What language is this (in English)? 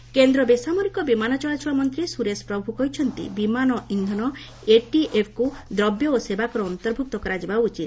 Odia